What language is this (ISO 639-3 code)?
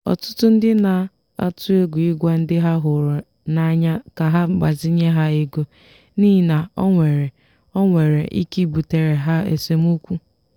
ibo